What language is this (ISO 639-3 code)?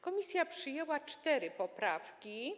pol